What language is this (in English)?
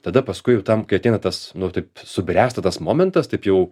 Lithuanian